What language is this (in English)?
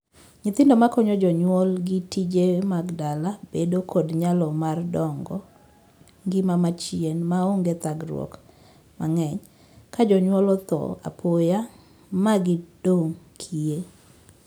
Luo (Kenya and Tanzania)